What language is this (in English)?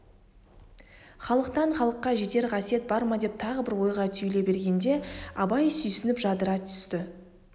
Kazakh